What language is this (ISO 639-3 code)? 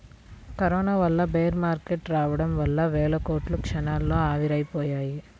tel